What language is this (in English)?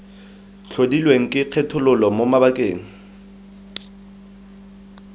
Tswana